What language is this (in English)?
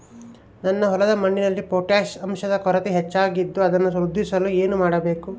Kannada